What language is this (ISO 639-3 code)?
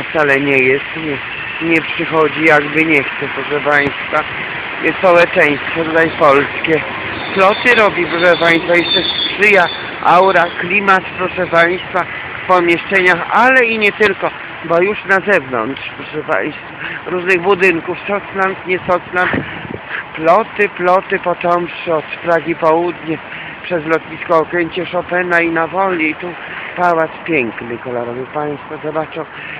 pol